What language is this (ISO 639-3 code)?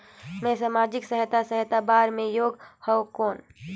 hne